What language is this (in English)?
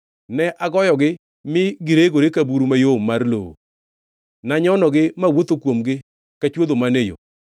Luo (Kenya and Tanzania)